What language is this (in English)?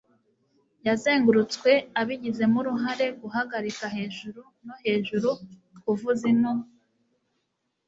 Kinyarwanda